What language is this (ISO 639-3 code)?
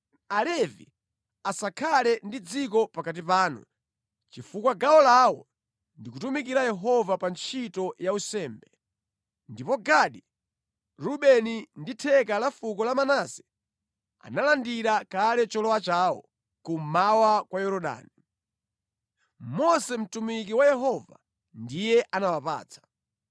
nya